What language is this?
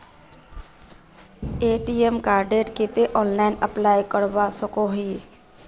Magahi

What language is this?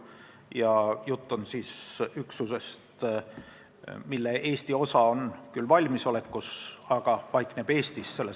Estonian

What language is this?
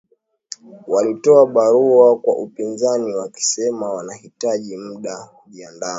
Swahili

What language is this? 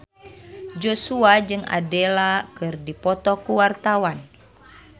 Sundanese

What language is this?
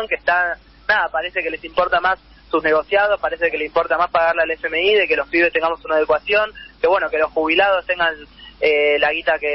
Spanish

